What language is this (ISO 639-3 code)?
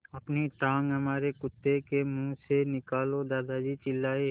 hin